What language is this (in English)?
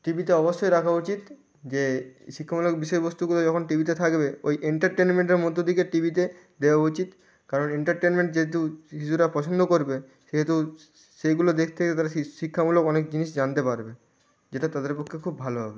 Bangla